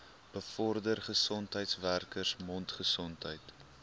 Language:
Afrikaans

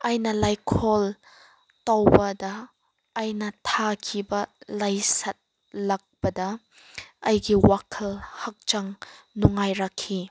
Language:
Manipuri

